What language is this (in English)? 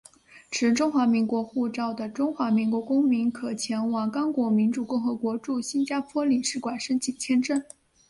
Chinese